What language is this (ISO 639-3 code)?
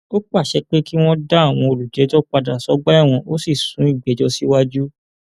yor